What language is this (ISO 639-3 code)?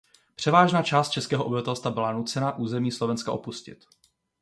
ces